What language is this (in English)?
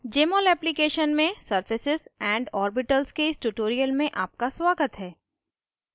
Hindi